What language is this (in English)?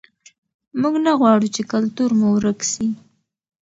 Pashto